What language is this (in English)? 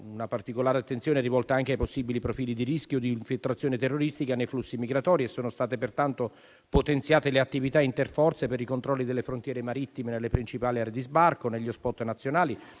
Italian